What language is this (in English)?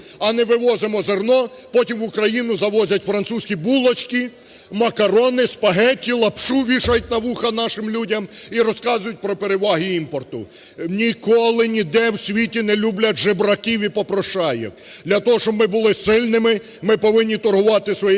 Ukrainian